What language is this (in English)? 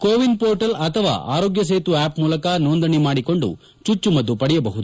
Kannada